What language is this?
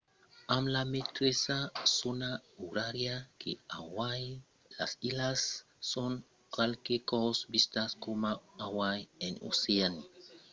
Occitan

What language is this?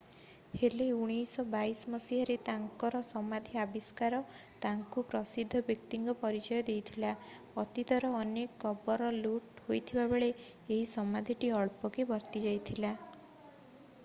Odia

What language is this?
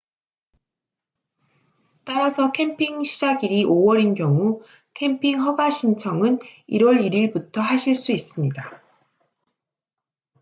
Korean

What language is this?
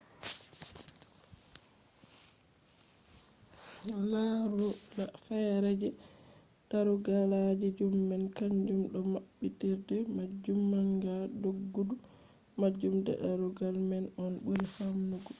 Fula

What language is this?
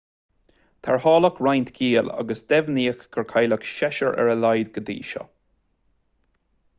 Irish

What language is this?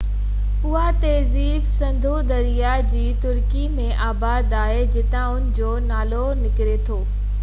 Sindhi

